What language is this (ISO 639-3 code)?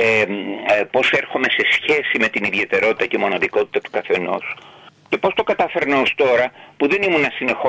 ell